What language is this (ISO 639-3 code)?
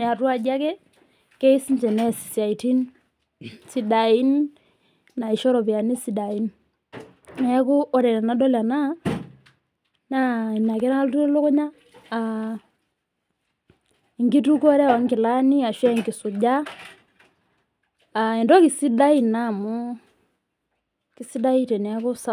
mas